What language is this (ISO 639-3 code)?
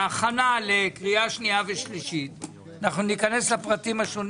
heb